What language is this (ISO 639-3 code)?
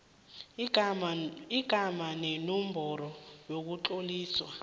nbl